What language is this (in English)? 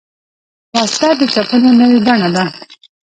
Pashto